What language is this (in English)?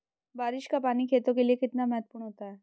Hindi